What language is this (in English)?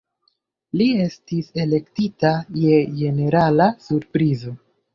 Esperanto